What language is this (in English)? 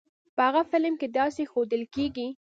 Pashto